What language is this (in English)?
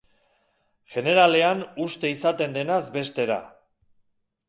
Basque